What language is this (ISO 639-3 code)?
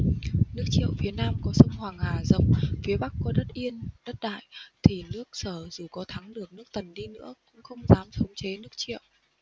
vie